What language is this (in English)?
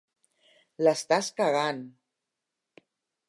Catalan